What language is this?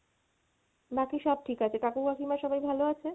Bangla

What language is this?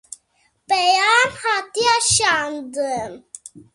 Kurdish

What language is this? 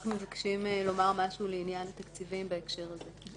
Hebrew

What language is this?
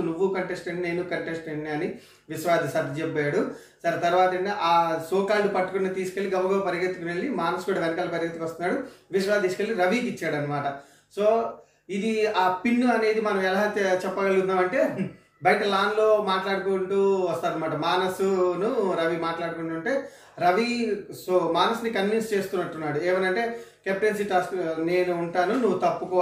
Telugu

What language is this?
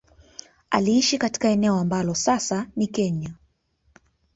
Swahili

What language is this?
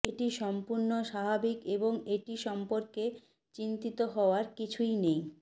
Bangla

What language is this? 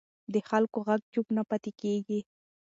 Pashto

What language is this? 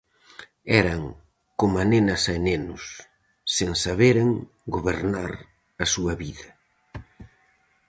Galician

